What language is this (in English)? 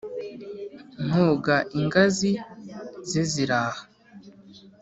Kinyarwanda